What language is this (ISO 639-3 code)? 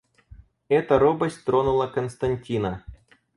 rus